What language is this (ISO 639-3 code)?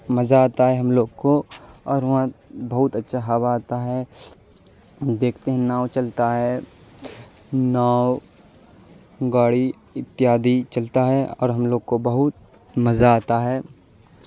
urd